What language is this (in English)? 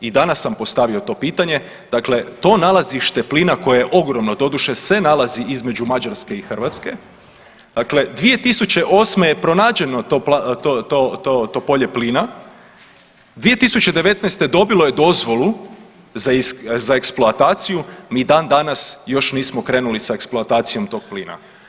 Croatian